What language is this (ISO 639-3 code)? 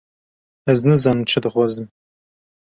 kur